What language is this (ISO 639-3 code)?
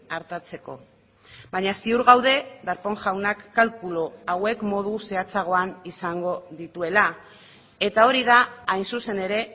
eus